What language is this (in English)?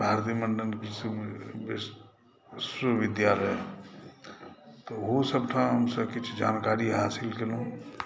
Maithili